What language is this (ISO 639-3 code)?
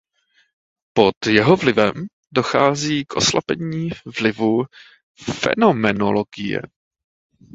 ces